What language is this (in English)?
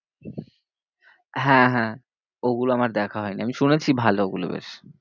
Bangla